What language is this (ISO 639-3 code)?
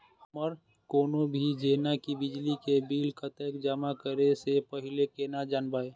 mai